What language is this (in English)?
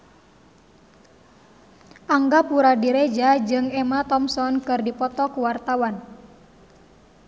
Sundanese